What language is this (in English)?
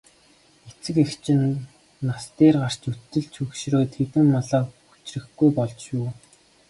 Mongolian